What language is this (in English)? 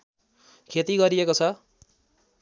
Nepali